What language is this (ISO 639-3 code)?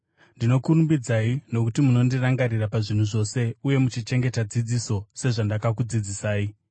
sna